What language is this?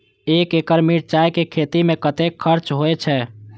Maithili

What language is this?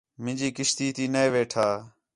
Khetrani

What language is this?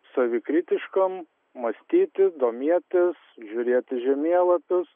Lithuanian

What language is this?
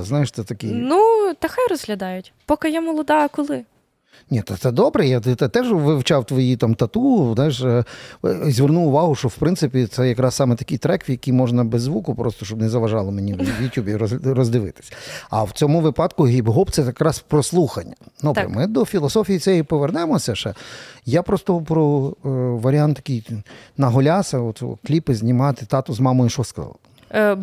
Ukrainian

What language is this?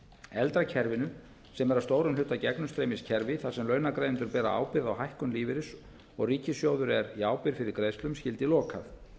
Icelandic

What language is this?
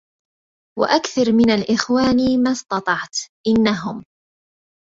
Arabic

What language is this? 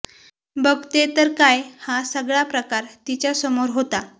Marathi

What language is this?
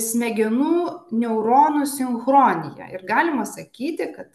Lithuanian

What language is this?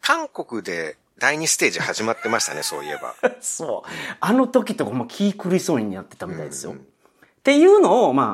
Japanese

